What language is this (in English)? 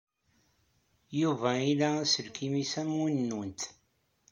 Kabyle